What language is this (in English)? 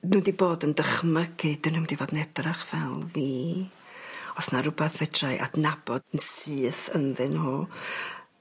Welsh